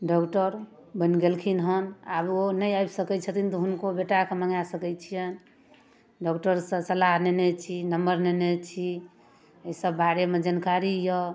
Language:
Maithili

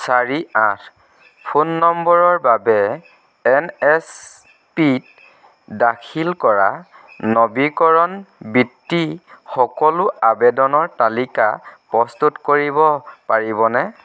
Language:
Assamese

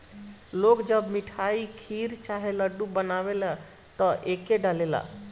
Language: Bhojpuri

